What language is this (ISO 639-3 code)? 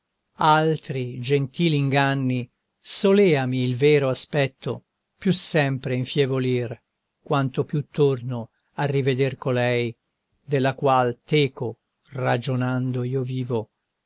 ita